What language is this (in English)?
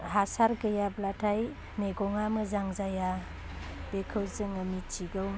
Bodo